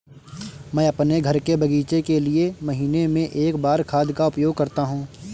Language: Hindi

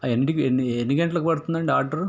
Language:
Telugu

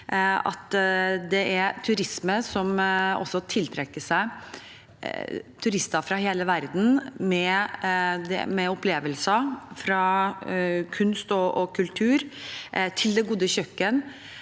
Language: Norwegian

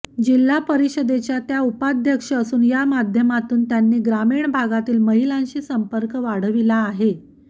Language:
Marathi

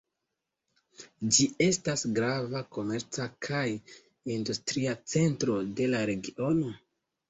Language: Esperanto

